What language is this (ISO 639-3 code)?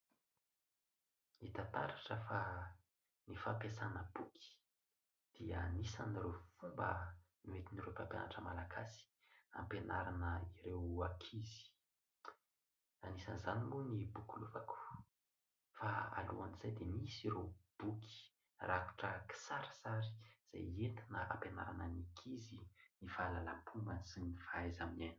mlg